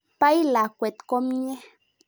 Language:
Kalenjin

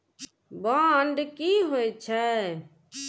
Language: Maithili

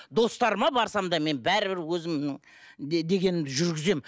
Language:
Kazakh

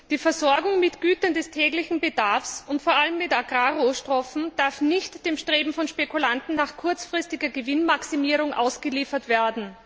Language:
German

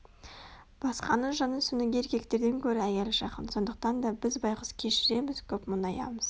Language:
Kazakh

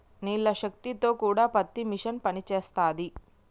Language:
Telugu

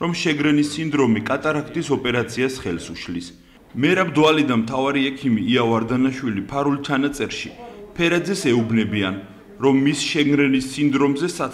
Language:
Romanian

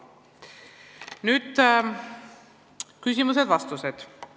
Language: Estonian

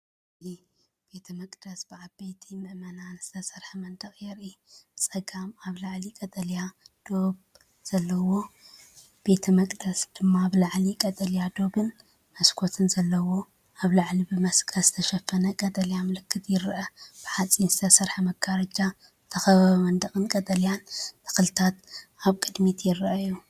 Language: Tigrinya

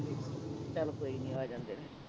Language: Punjabi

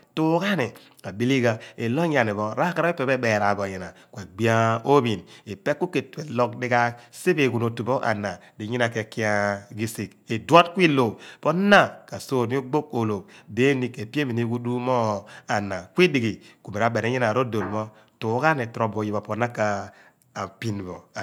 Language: Abua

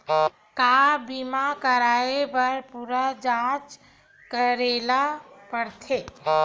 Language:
Chhattisgarhi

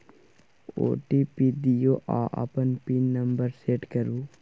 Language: Maithili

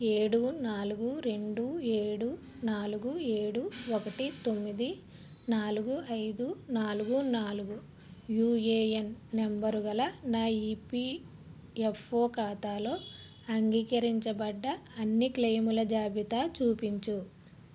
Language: Telugu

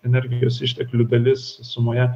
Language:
Lithuanian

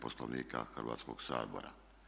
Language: Croatian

